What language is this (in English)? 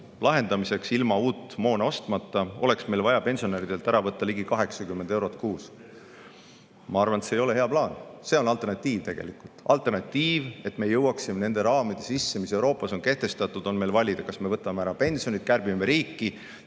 Estonian